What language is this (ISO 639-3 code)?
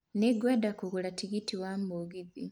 kik